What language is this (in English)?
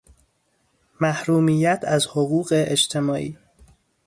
Persian